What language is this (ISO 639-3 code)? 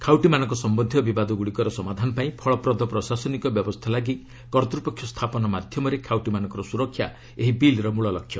ori